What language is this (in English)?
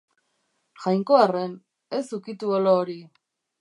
Basque